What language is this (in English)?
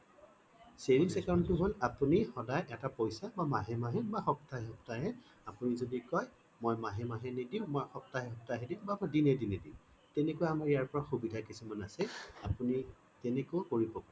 Assamese